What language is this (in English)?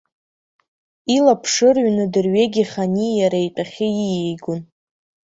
Abkhazian